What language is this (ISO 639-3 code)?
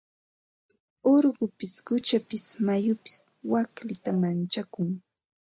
qva